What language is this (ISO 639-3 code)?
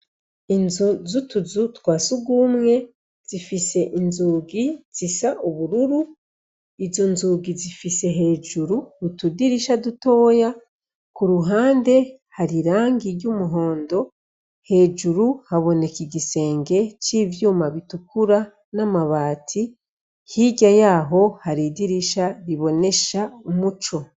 run